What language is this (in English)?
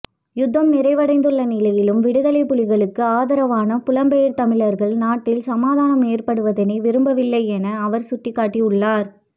Tamil